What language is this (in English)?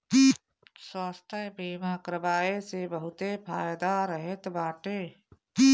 Bhojpuri